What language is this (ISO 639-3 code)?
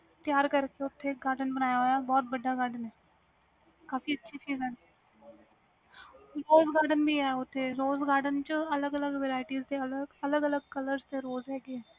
pan